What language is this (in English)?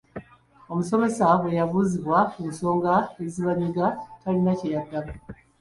Ganda